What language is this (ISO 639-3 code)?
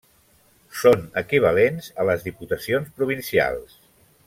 cat